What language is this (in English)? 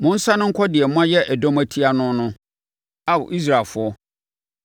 Akan